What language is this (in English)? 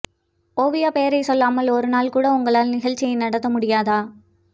Tamil